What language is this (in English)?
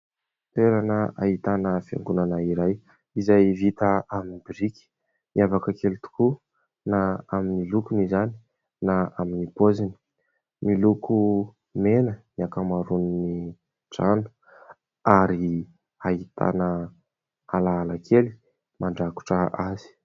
Malagasy